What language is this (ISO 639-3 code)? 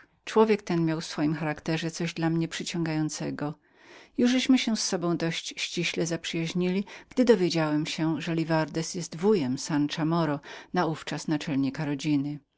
pol